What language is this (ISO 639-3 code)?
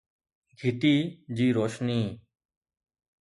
snd